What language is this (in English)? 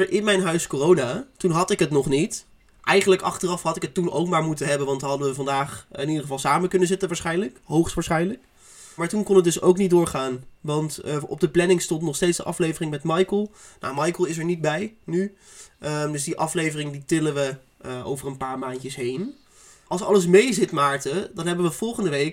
Dutch